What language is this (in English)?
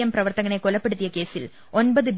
Malayalam